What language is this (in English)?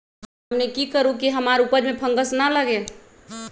Magahi